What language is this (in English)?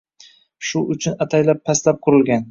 Uzbek